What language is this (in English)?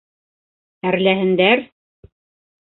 Bashkir